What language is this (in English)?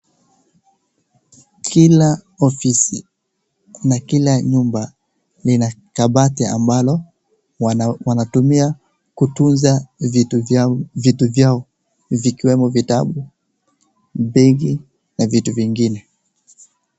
Swahili